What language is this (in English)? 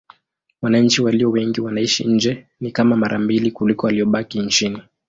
Swahili